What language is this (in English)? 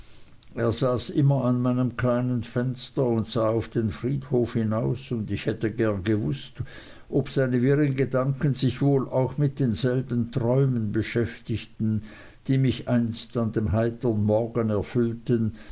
German